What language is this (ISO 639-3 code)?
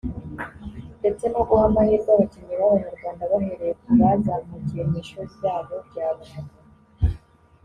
kin